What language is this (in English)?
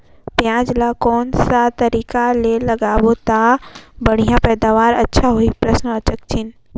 Chhattisgarhi